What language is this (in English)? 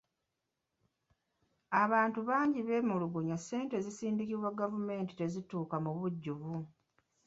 Ganda